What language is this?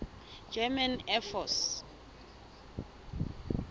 Southern Sotho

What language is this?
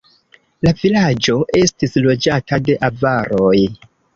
Esperanto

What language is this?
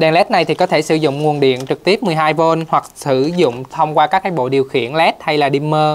Vietnamese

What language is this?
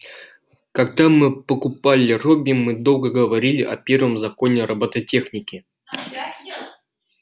Russian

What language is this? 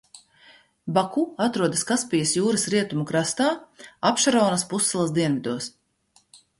Latvian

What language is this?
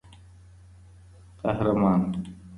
Pashto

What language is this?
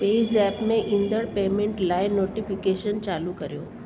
Sindhi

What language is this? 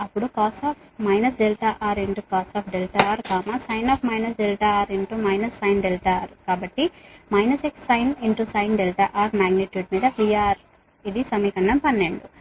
Telugu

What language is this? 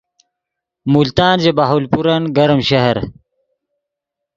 Yidgha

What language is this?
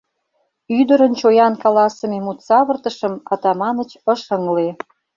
Mari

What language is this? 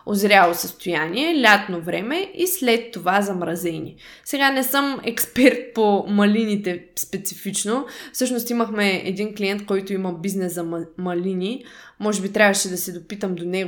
Bulgarian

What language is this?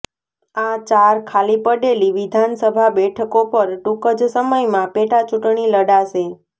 Gujarati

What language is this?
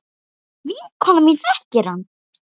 Icelandic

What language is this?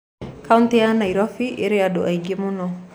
Kikuyu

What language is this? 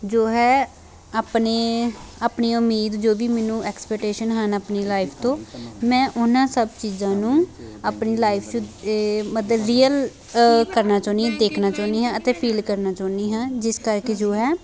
Punjabi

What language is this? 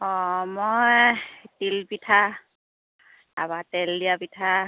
Assamese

